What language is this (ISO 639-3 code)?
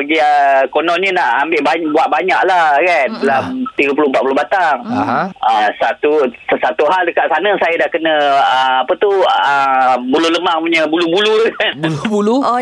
msa